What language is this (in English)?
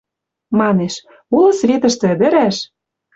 Western Mari